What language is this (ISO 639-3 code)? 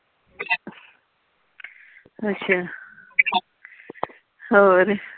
pan